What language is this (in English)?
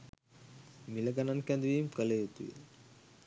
Sinhala